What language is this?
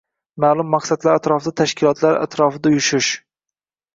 Uzbek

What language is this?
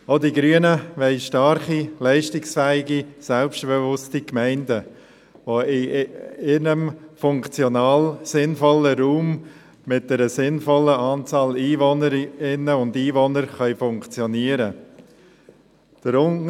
Swiss German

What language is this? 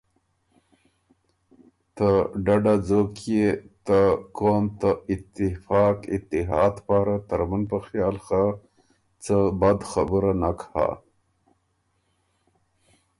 Ormuri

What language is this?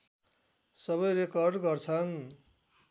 Nepali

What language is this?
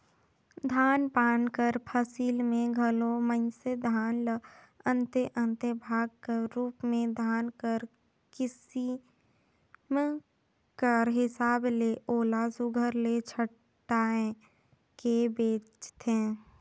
Chhattisgarhi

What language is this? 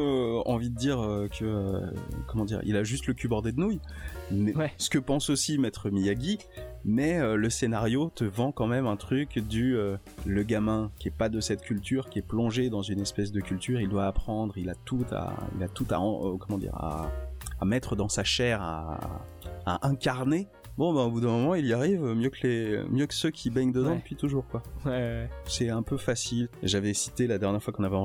French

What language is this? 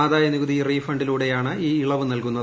Malayalam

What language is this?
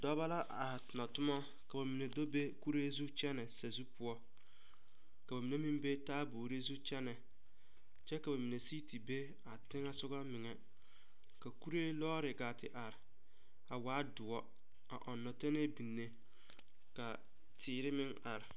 Southern Dagaare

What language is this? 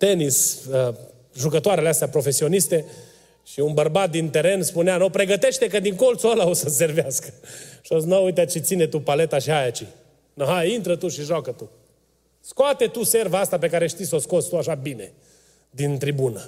Romanian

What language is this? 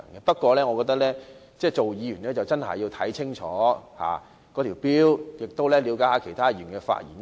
Cantonese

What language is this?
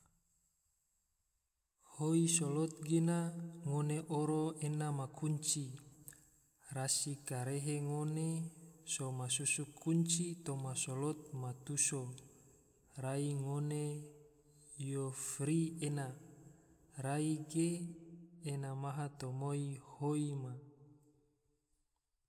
Tidore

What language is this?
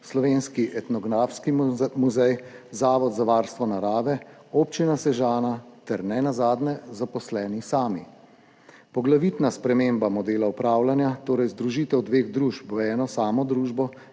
Slovenian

